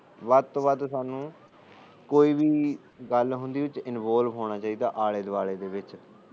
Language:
Punjabi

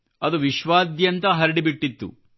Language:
Kannada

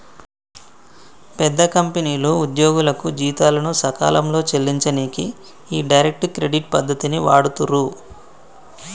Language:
Telugu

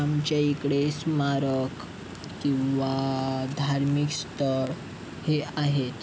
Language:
Marathi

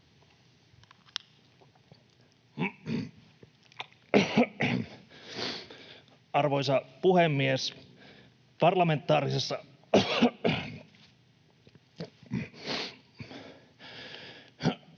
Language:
Finnish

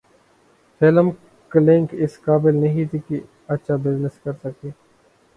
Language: Urdu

